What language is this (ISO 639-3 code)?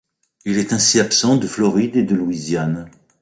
fra